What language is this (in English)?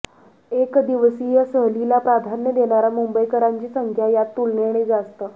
Marathi